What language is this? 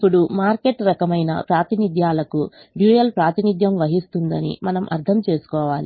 Telugu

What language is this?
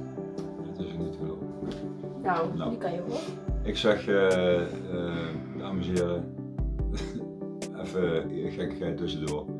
Dutch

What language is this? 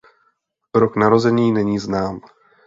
Czech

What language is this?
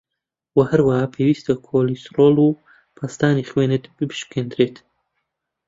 Central Kurdish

